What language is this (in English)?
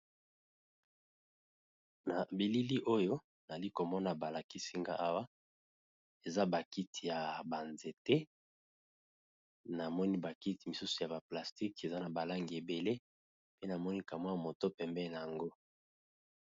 Lingala